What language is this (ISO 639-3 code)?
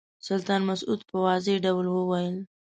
pus